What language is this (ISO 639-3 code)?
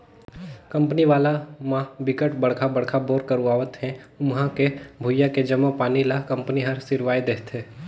hne